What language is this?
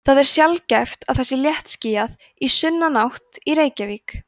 Icelandic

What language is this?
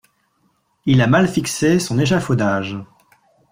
French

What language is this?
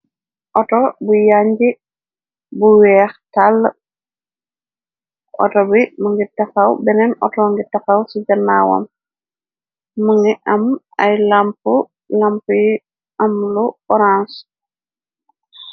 Wolof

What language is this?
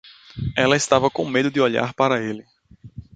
Portuguese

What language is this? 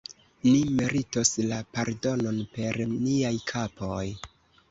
Esperanto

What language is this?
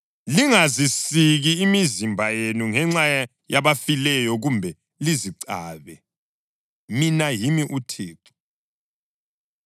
North Ndebele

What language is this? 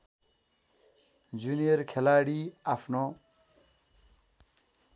Nepali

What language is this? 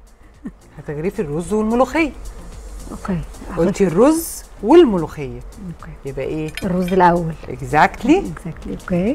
Arabic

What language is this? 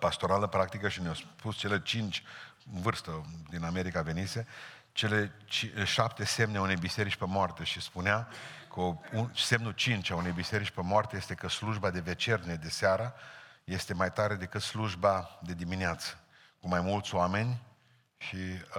Romanian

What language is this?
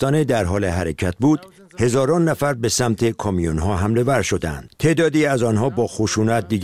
Persian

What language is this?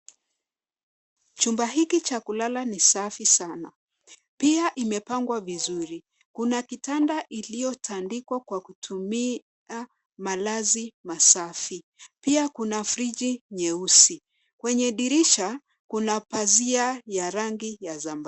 Swahili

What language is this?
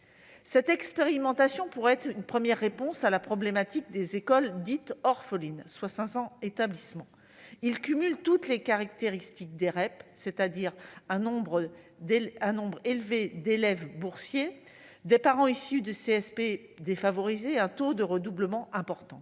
French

